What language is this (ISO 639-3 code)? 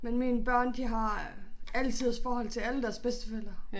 dan